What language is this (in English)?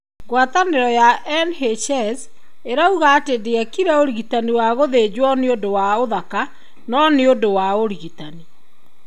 Kikuyu